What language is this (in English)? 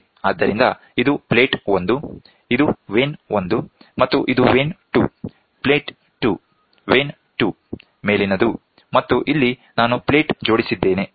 Kannada